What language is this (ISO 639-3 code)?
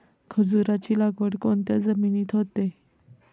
mar